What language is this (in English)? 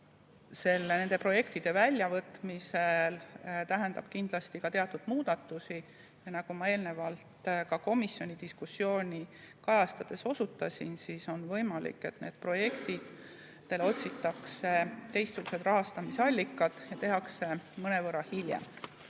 Estonian